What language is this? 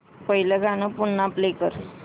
Marathi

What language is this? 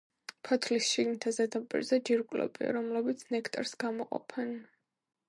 Georgian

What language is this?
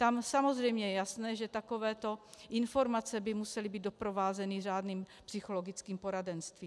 Czech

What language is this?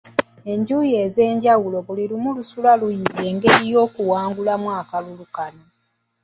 Ganda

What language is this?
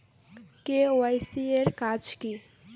Bangla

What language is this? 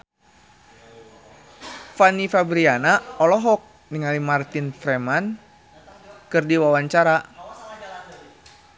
Sundanese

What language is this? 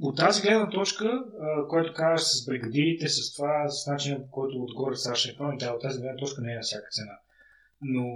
Bulgarian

